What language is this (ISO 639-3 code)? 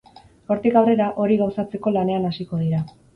eus